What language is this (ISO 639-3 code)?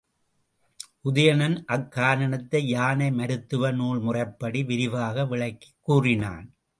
tam